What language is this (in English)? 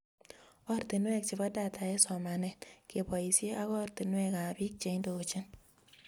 Kalenjin